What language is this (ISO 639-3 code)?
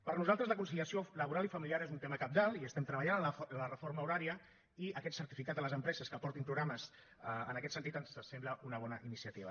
cat